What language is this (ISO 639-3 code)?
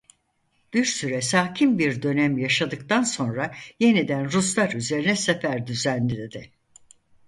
tur